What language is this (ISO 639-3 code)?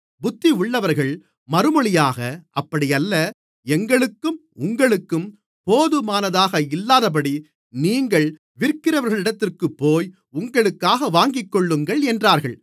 tam